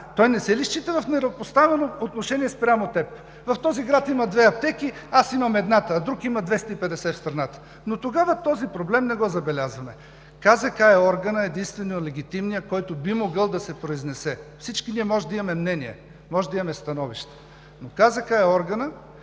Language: Bulgarian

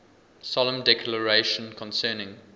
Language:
English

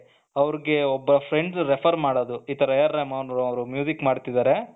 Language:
Kannada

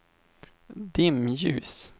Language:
Swedish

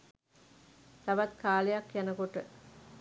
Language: Sinhala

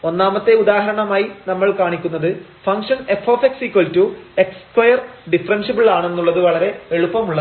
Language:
Malayalam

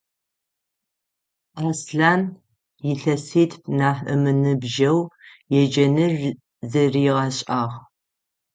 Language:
Adyghe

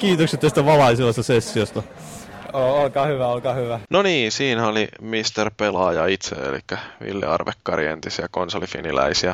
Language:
Finnish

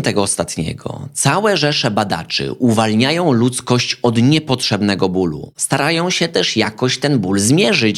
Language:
Polish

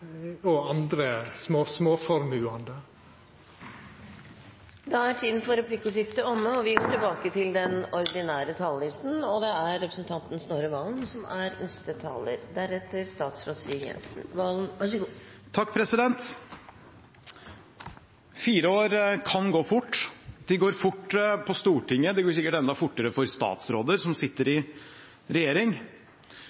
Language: Norwegian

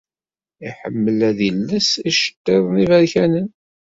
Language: Kabyle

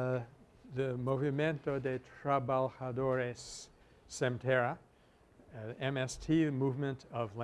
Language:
English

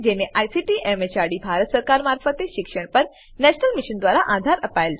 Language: Gujarati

